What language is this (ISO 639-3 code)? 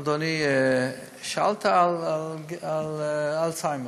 heb